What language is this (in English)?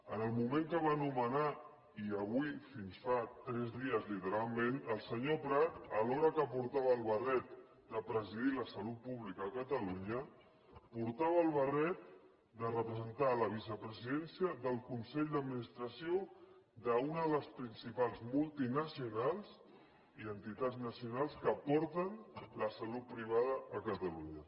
Catalan